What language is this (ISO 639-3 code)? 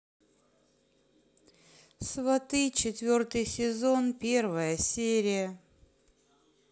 rus